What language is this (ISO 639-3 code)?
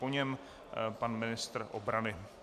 ces